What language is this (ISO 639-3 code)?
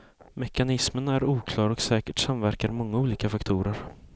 swe